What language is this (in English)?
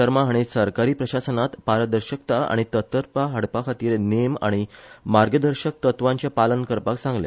Konkani